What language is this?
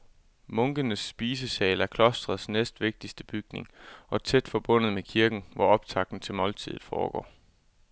Danish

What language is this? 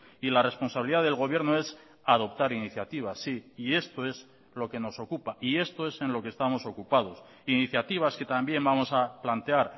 Spanish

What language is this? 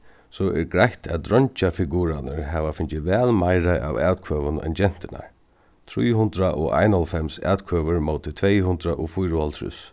Faroese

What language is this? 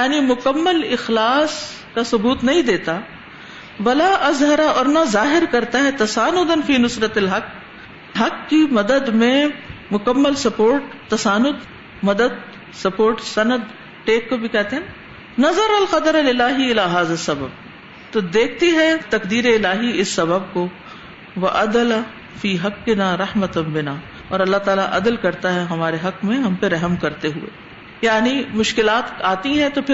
Urdu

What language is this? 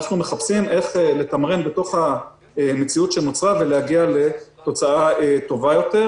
Hebrew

